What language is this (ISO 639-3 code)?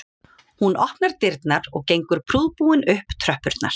isl